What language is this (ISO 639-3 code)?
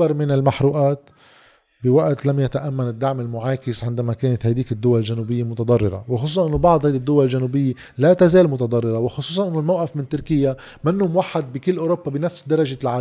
ara